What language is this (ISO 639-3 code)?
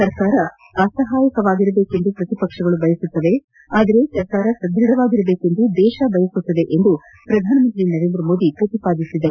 kan